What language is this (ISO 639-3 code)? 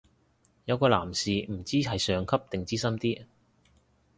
yue